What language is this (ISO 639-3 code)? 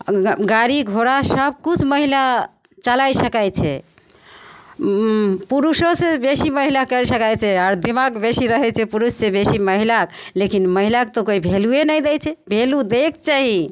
mai